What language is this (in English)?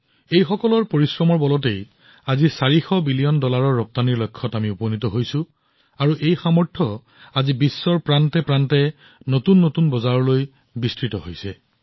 Assamese